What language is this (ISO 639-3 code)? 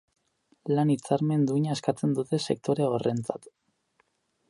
eus